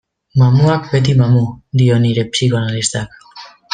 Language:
Basque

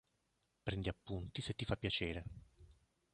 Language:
Italian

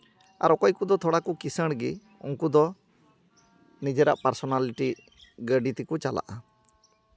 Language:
Santali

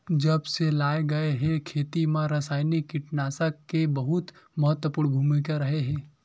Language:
Chhattisgarhi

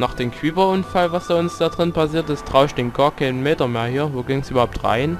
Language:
German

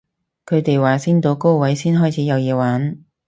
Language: Cantonese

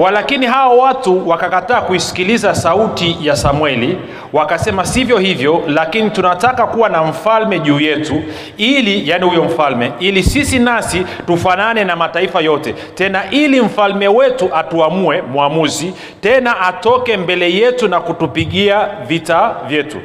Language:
Swahili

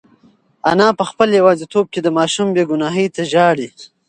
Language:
Pashto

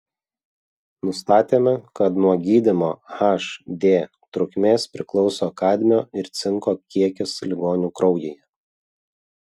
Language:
Lithuanian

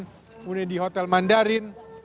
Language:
Indonesian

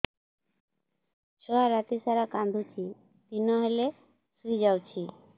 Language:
Odia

